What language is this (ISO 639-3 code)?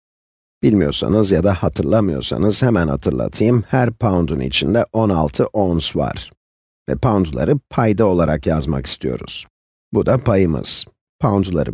tur